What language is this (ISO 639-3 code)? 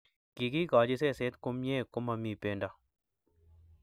kln